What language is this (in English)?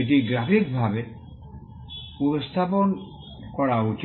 Bangla